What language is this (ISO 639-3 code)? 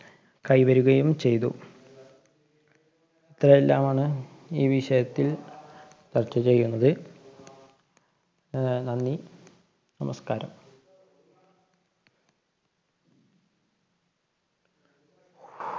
mal